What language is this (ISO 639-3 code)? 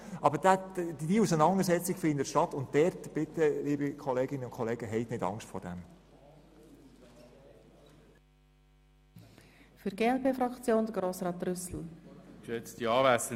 gsw